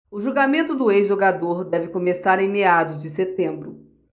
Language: Portuguese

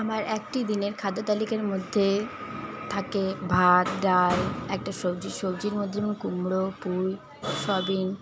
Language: Bangla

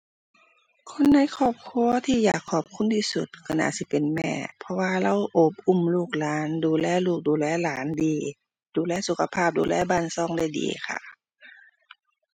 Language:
Thai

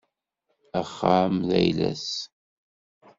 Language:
Kabyle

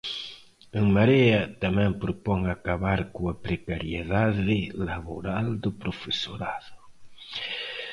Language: Galician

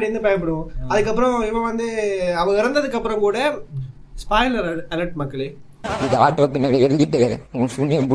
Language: Tamil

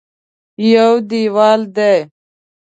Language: Pashto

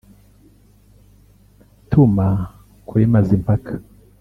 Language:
Kinyarwanda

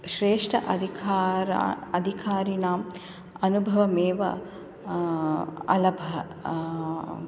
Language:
Sanskrit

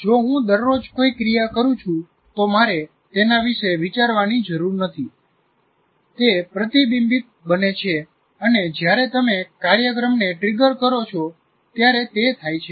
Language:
Gujarati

